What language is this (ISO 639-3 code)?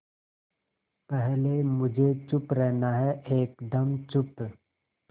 hin